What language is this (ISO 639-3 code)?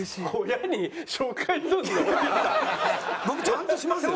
jpn